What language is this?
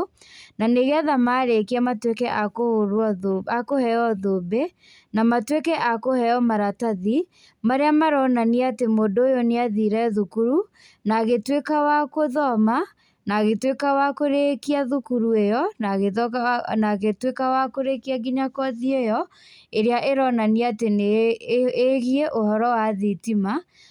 Kikuyu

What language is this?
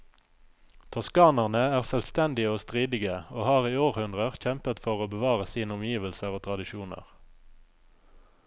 Norwegian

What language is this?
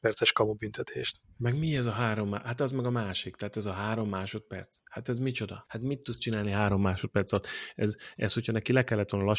Hungarian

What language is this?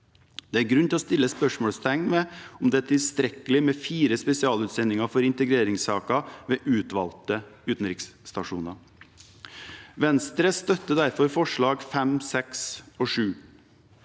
Norwegian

